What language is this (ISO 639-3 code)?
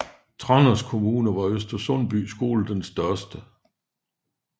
dan